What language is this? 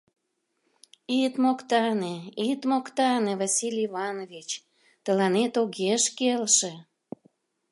Mari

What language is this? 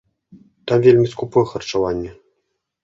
Belarusian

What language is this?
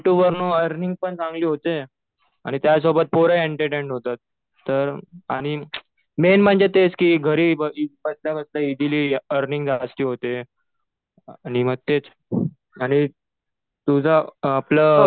Marathi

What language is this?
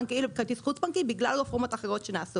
Hebrew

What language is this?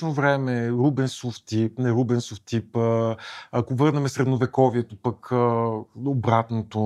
Bulgarian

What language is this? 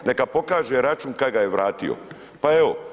Croatian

